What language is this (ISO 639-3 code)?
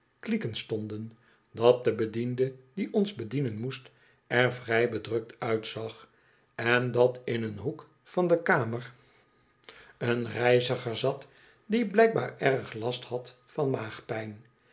nld